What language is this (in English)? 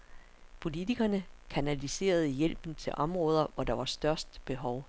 Danish